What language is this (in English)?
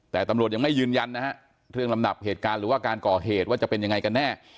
Thai